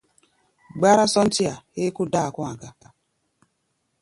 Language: Gbaya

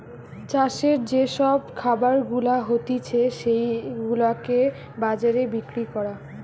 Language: Bangla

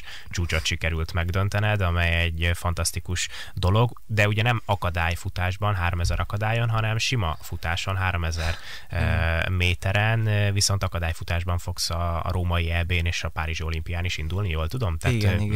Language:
Hungarian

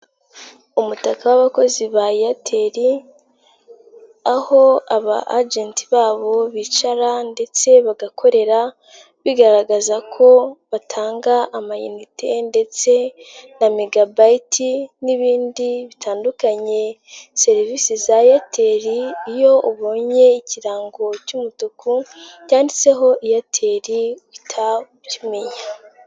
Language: Kinyarwanda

